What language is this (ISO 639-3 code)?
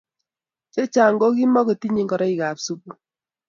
kln